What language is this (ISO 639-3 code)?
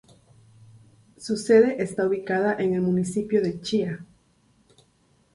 spa